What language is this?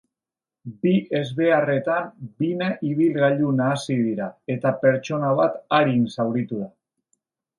Basque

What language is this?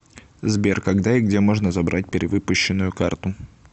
Russian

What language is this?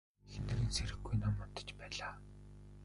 Mongolian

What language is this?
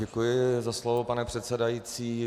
Czech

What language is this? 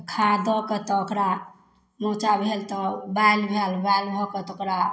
Maithili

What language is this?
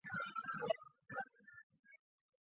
Chinese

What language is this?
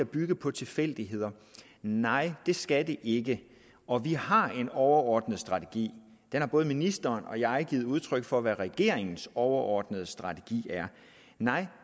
Danish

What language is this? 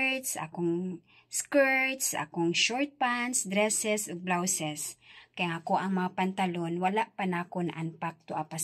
Filipino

